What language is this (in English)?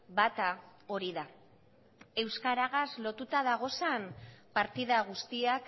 Basque